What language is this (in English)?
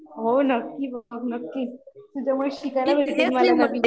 Marathi